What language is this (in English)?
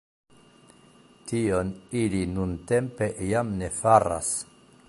Esperanto